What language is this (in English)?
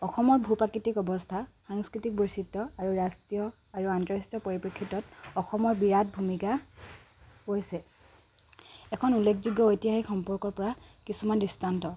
Assamese